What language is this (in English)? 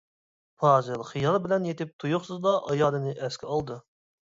Uyghur